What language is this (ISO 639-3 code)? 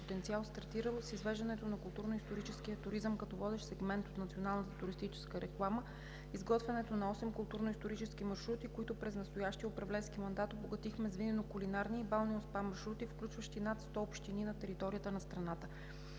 bul